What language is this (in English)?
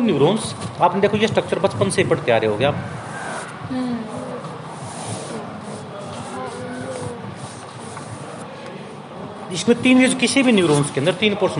Hindi